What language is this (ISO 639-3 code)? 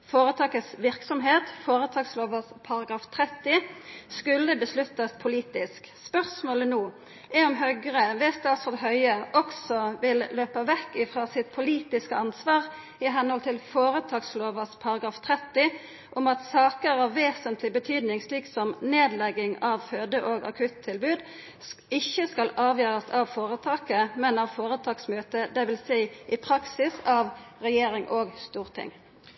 nno